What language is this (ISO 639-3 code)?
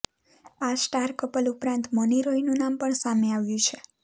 guj